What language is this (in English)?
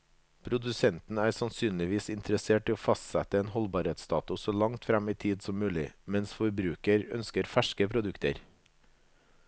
Norwegian